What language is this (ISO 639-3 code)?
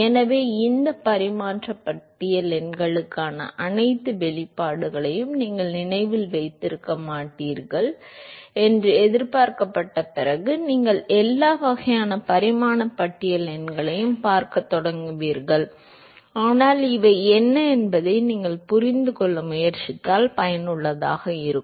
tam